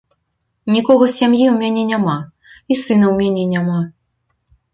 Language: Belarusian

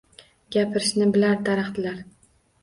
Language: Uzbek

